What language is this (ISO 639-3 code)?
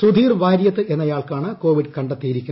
mal